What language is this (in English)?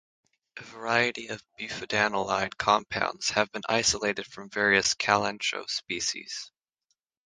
English